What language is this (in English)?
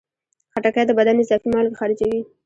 Pashto